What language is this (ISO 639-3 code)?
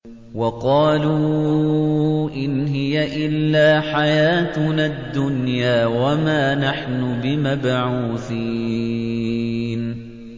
ara